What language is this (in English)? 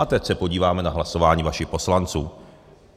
Czech